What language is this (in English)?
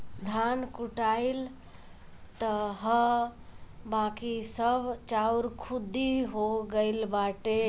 Bhojpuri